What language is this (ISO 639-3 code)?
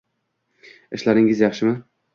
uzb